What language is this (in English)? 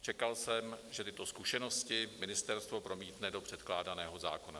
Czech